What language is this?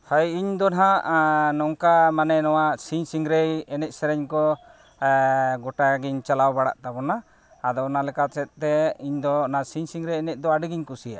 Santali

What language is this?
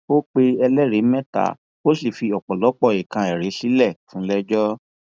Yoruba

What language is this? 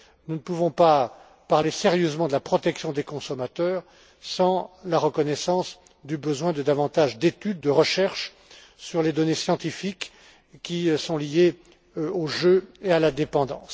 French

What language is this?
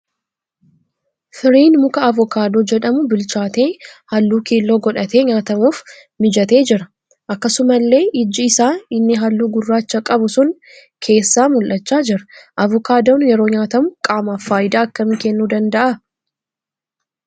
Oromo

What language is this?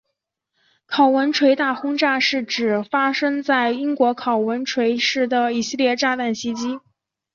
Chinese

